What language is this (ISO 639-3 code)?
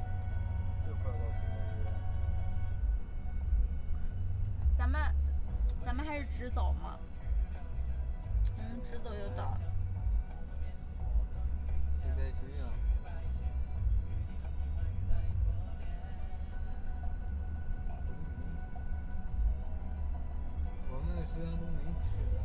zho